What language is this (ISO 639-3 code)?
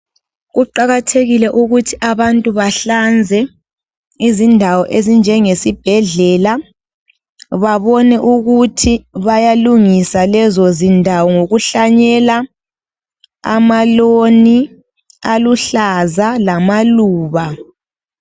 nde